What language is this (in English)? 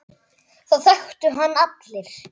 Icelandic